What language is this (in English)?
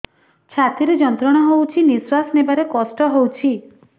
Odia